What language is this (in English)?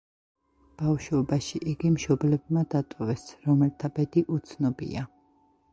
Georgian